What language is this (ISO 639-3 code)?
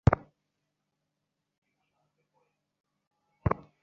ben